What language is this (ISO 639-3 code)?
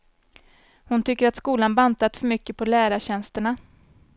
swe